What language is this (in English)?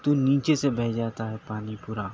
Urdu